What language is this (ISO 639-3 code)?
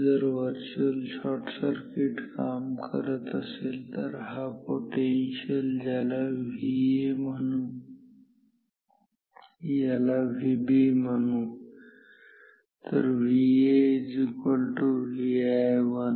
mar